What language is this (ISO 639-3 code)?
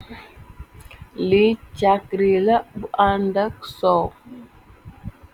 wol